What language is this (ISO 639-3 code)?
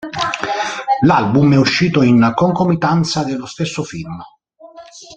ita